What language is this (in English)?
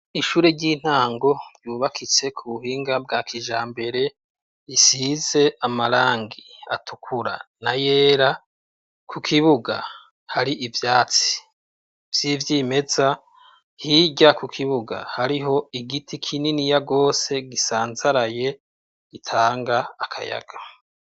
Rundi